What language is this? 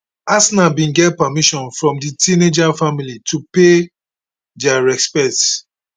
Nigerian Pidgin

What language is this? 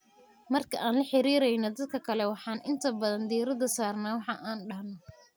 Somali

